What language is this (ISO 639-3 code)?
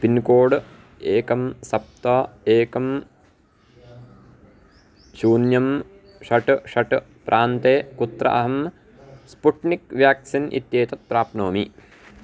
san